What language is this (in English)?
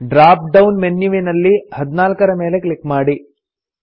Kannada